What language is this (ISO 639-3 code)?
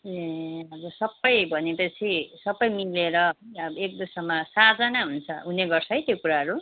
nep